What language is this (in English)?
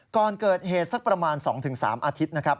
Thai